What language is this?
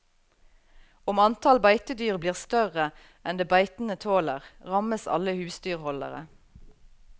Norwegian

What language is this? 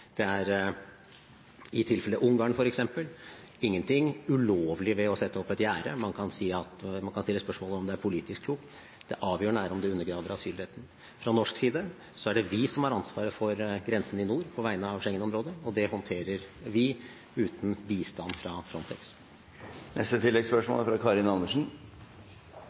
Norwegian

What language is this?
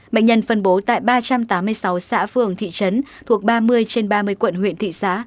Vietnamese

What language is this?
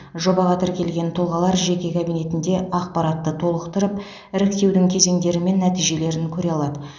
Kazakh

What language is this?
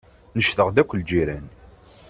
Kabyle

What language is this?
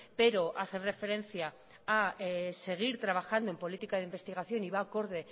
Spanish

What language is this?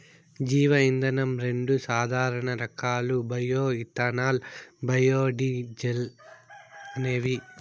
Telugu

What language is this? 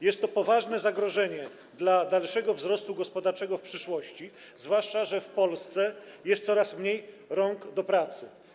Polish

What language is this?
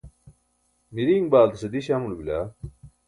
Burushaski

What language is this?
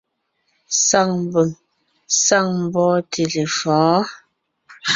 Ngiemboon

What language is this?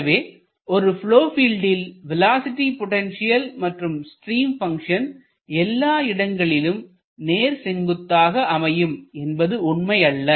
Tamil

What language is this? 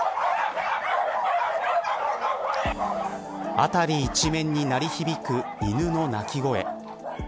Japanese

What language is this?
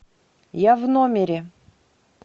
Russian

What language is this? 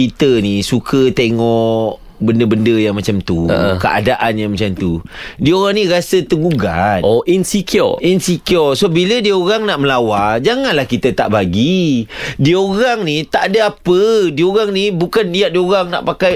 Malay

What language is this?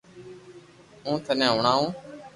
Loarki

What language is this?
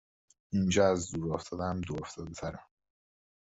Persian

